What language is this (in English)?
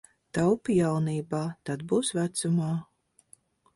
Latvian